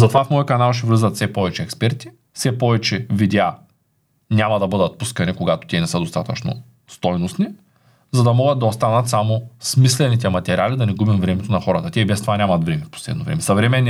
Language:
Bulgarian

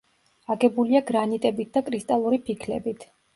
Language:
Georgian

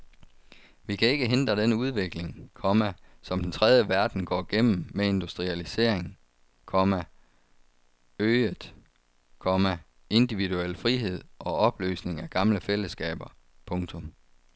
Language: Danish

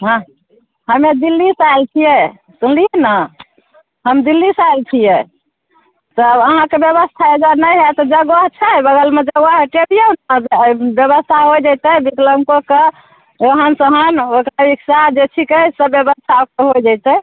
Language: Maithili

